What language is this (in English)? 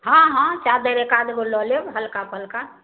Maithili